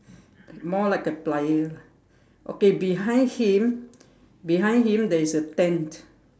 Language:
English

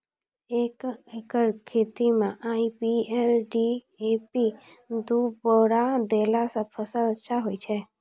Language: Maithili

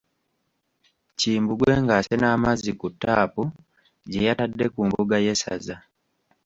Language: Ganda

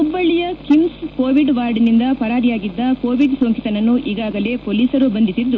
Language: Kannada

